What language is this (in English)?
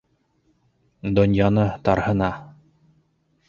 Bashkir